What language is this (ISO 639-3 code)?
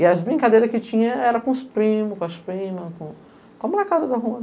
por